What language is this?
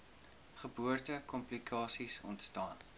Afrikaans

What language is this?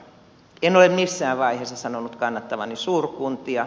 Finnish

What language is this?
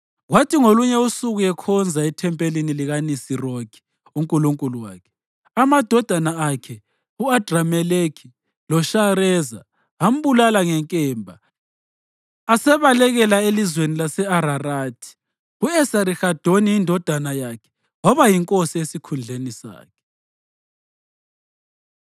North Ndebele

